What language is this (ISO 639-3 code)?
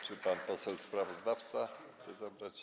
pol